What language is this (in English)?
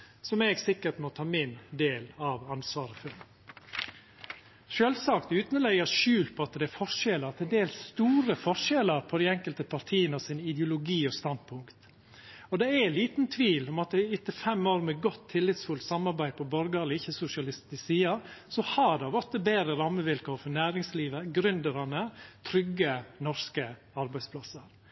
Norwegian Nynorsk